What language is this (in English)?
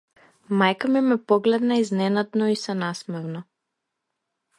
Macedonian